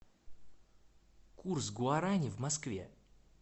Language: Russian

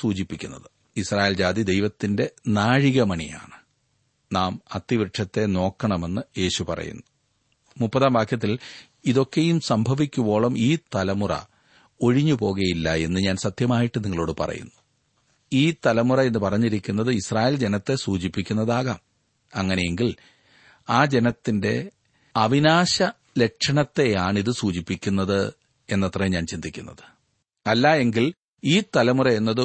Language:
Malayalam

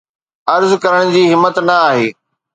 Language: Sindhi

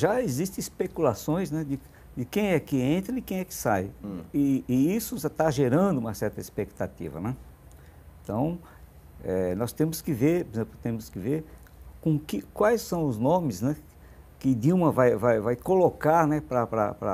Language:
Portuguese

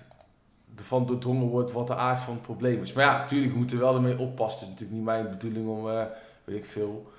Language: Dutch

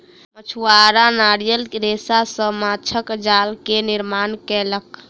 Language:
Maithili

